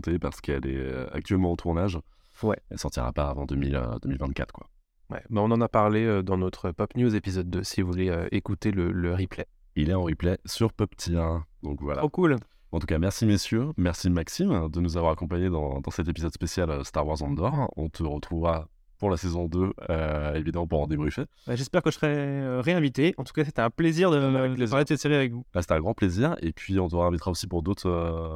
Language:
French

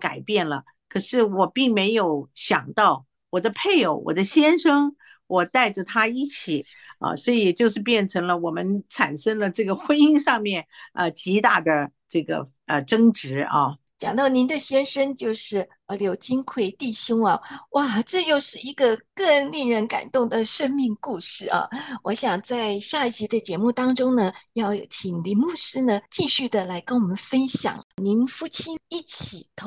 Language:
Chinese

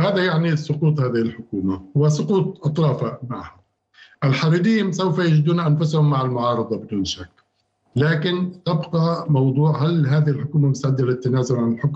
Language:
Arabic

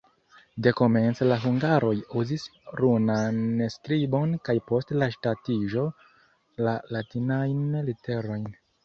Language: Esperanto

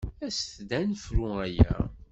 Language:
Kabyle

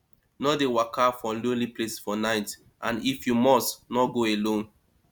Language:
Nigerian Pidgin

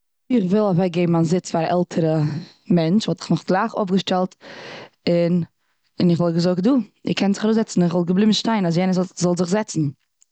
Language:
Yiddish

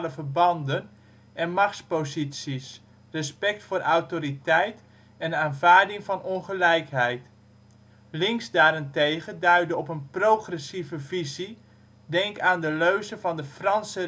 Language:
Dutch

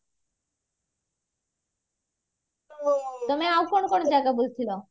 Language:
Odia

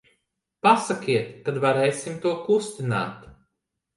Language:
Latvian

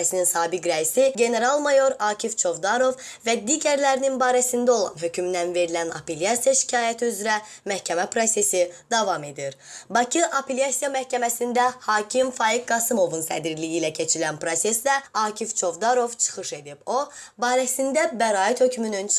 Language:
Azerbaijani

